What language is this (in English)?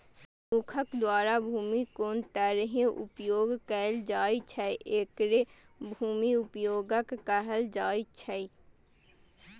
Maithili